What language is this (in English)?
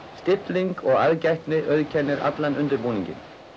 Icelandic